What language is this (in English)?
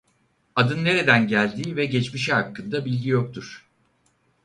Turkish